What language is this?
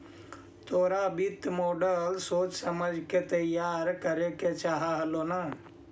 Magahi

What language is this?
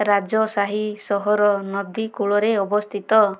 Odia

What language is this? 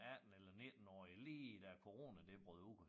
Danish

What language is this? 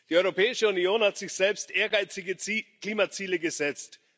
German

